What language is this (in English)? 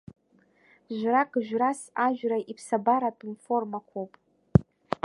Abkhazian